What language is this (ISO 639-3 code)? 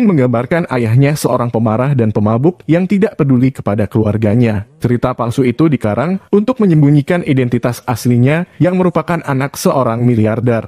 ind